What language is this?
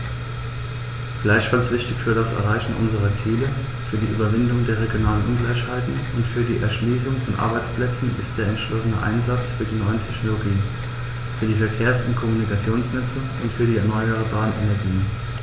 German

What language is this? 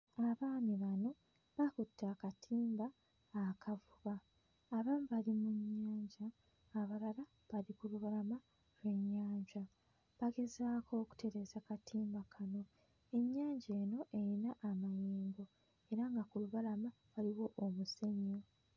Ganda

